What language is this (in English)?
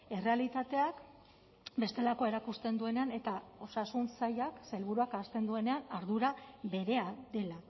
Basque